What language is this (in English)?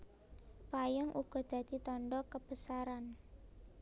Javanese